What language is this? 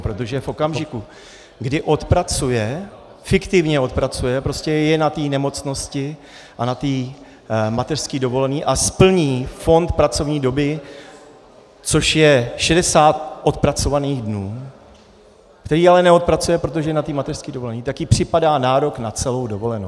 Czech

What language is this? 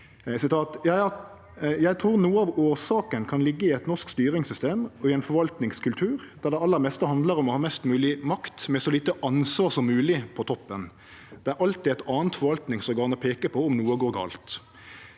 Norwegian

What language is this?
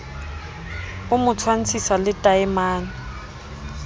Southern Sotho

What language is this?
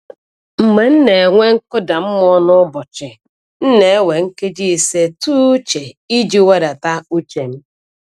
Igbo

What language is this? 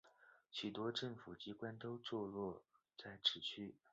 Chinese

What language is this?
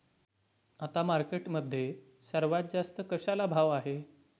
Marathi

